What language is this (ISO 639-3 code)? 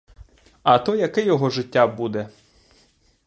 ukr